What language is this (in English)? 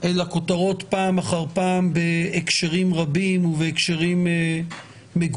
Hebrew